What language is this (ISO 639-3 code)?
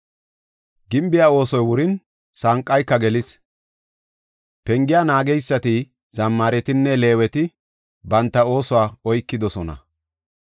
gof